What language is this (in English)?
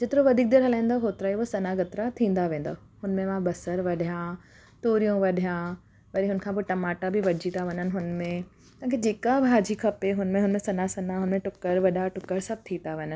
Sindhi